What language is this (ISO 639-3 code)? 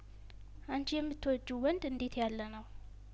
amh